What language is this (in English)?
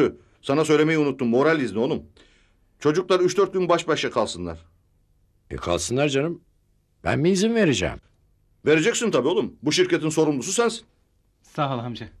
Turkish